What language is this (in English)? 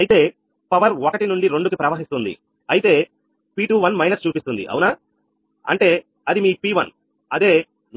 Telugu